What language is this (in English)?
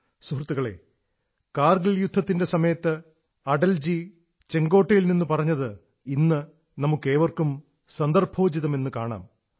Malayalam